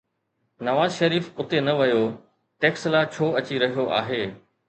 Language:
Sindhi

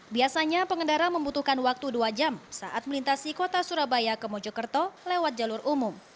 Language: Indonesian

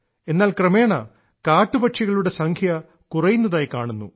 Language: Malayalam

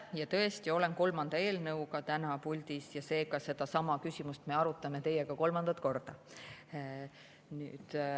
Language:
Estonian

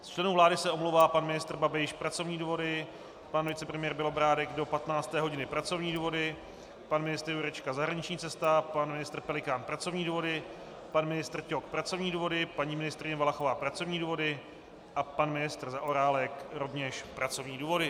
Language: Czech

